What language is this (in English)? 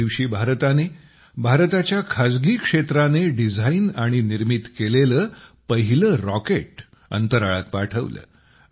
Marathi